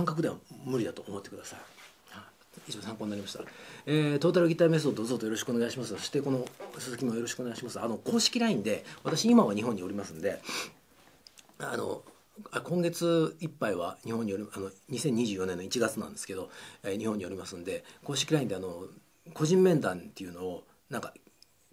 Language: Japanese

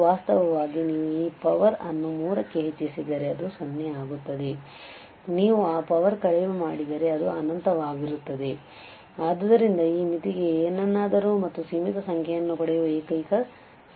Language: Kannada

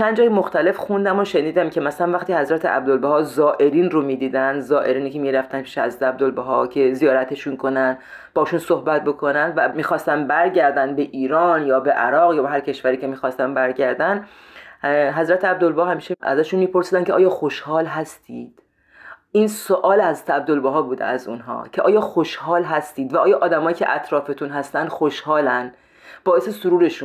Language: Persian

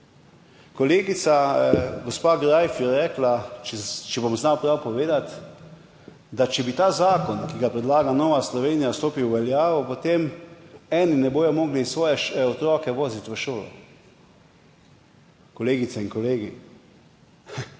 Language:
Slovenian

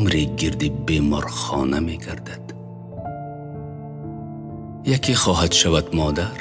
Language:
Persian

